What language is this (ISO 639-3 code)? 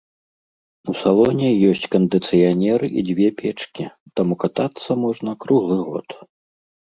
bel